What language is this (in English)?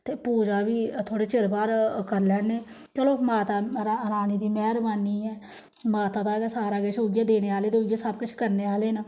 Dogri